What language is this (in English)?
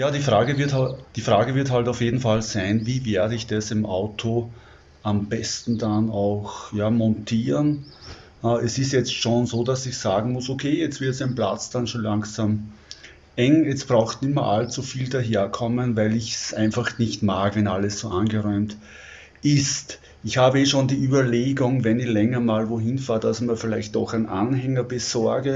German